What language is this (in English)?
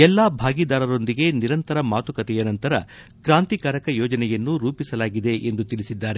Kannada